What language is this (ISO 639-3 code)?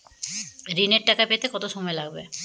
ben